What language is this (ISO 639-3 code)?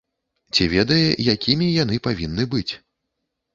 bel